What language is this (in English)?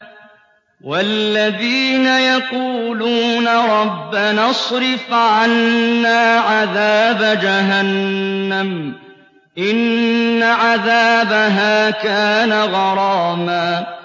Arabic